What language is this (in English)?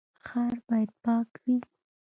Pashto